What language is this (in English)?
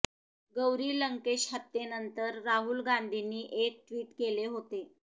Marathi